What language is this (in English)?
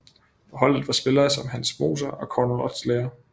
Danish